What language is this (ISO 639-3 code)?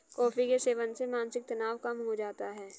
hin